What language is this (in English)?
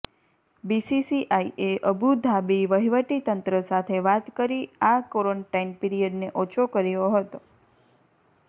Gujarati